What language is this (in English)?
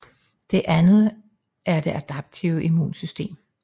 Danish